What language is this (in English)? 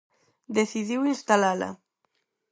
Galician